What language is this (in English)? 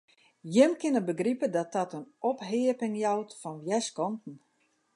Western Frisian